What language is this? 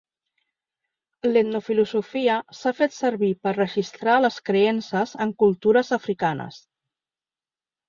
Catalan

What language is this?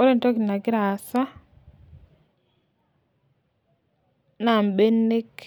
Masai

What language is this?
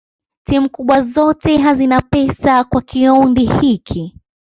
Swahili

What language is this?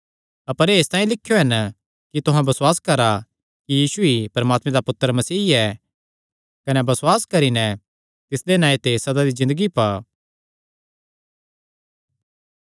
Kangri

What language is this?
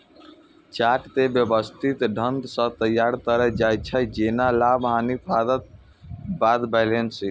Maithili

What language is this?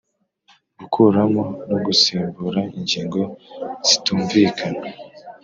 Kinyarwanda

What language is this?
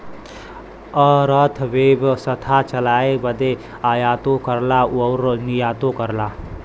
Bhojpuri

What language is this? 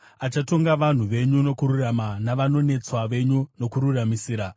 Shona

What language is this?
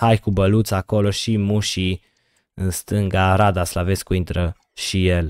Romanian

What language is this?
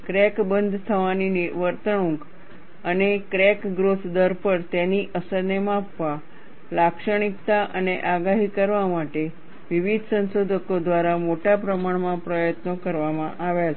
Gujarati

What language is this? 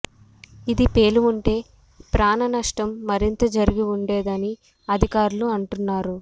Telugu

